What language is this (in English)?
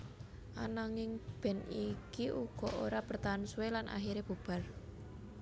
Javanese